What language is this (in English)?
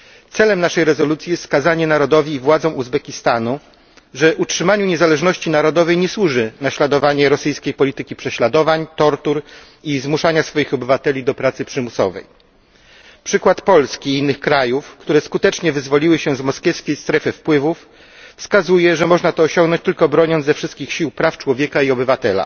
Polish